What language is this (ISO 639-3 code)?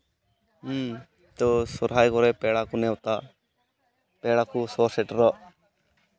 sat